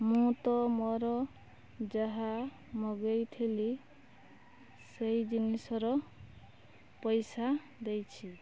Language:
Odia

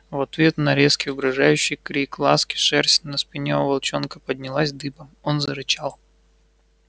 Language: Russian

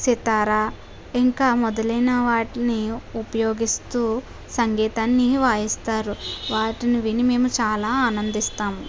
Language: Telugu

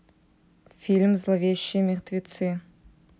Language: Russian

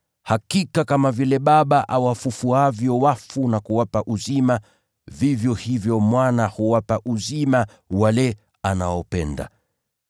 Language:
Swahili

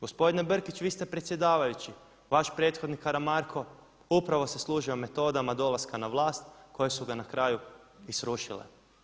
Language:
Croatian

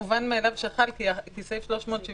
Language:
Hebrew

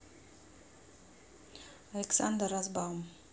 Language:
Russian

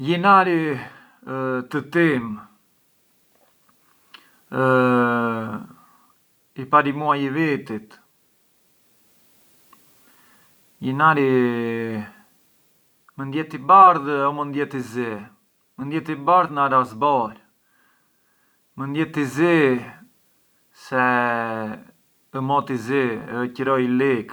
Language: Arbëreshë Albanian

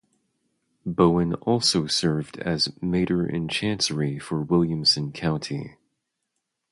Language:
English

